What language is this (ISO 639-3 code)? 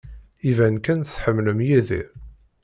kab